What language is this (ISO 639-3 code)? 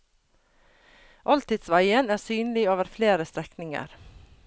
nor